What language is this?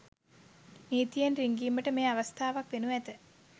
Sinhala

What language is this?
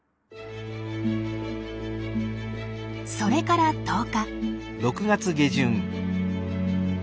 Japanese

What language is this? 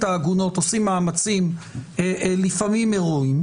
Hebrew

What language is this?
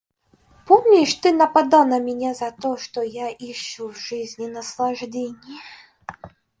Russian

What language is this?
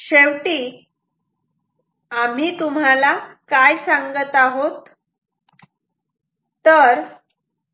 Marathi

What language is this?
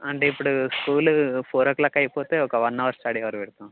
Telugu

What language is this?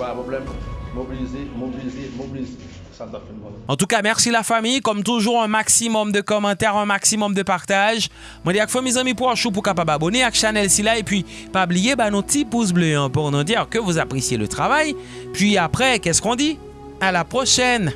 French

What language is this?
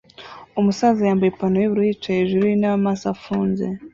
Kinyarwanda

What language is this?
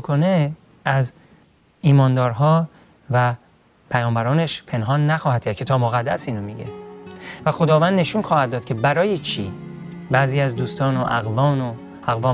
Persian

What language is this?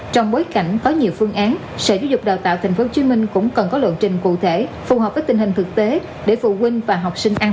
Vietnamese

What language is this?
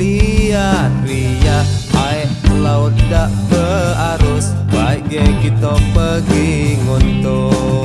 Indonesian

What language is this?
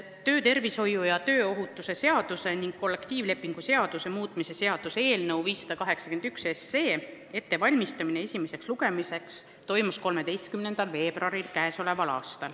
Estonian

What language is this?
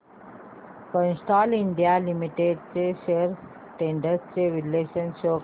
Marathi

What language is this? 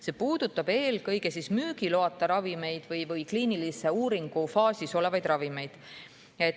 Estonian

